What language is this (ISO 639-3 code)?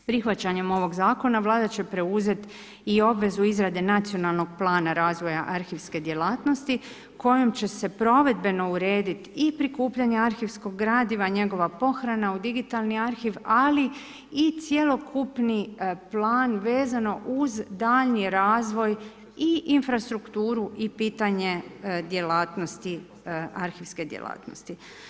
hrv